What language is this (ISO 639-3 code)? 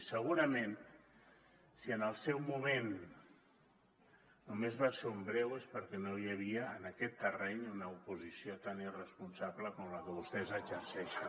cat